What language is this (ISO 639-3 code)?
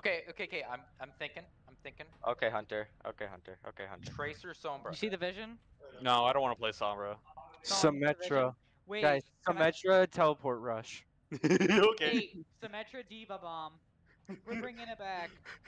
eng